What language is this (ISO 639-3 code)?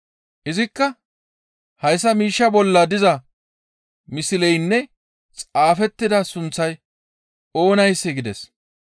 gmv